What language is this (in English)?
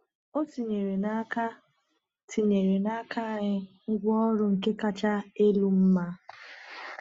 Igbo